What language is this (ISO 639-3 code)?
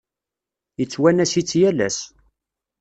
kab